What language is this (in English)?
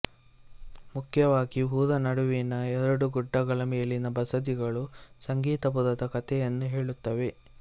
Kannada